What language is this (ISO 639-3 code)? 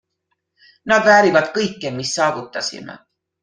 est